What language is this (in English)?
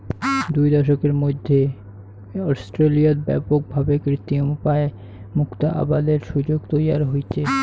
Bangla